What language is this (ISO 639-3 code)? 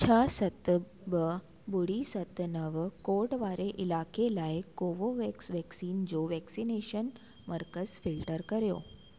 snd